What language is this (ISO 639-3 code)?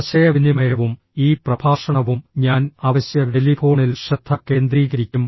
mal